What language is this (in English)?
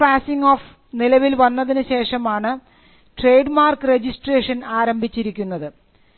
Malayalam